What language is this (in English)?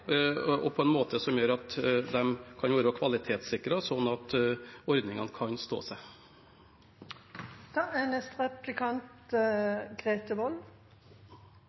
Norwegian Bokmål